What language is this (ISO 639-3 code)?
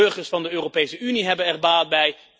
nld